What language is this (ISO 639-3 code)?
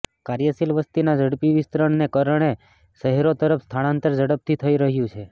guj